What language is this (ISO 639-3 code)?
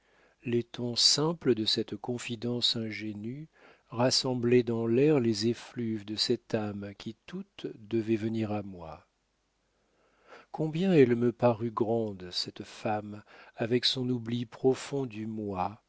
fra